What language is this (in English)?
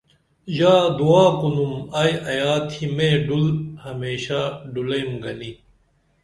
Dameli